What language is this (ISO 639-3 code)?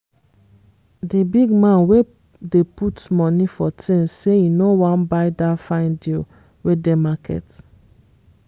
pcm